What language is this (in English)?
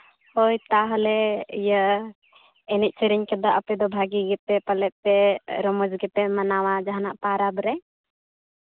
Santali